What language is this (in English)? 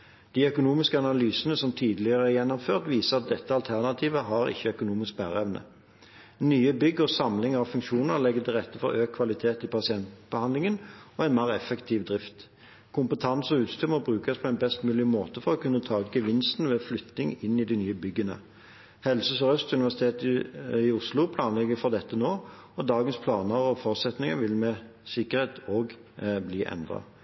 Norwegian Bokmål